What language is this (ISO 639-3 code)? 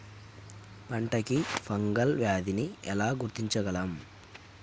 tel